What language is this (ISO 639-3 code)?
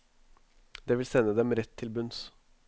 nor